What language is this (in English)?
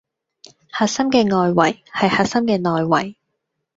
Cantonese